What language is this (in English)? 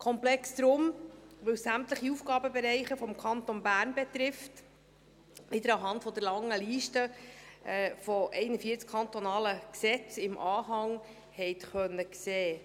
Swiss German